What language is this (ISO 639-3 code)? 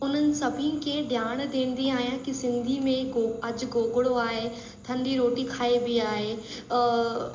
snd